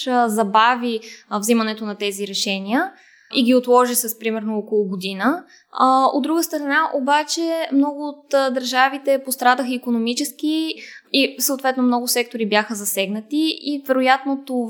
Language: Bulgarian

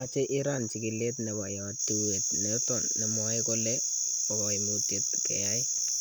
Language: Kalenjin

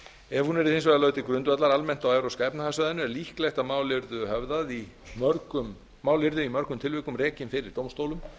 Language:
Icelandic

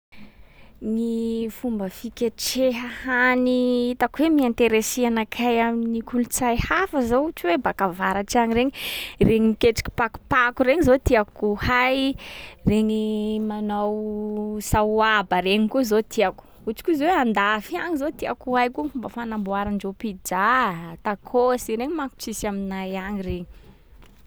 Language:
Sakalava Malagasy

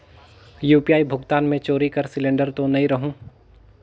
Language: Chhattisgarhi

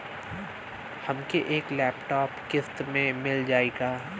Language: Bhojpuri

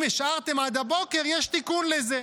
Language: Hebrew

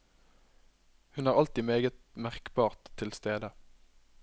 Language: Norwegian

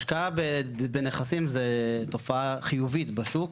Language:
Hebrew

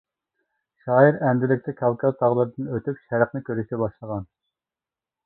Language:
Uyghur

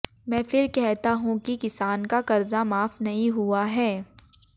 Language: Hindi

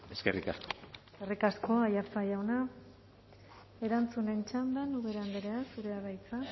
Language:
Basque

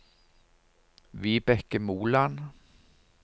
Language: Norwegian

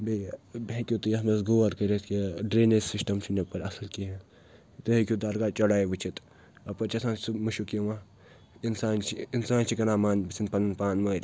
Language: Kashmiri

